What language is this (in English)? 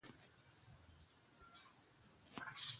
Borgu Fulfulde